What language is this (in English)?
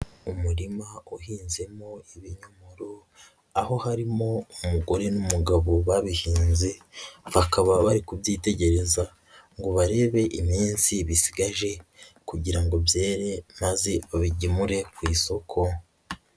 Kinyarwanda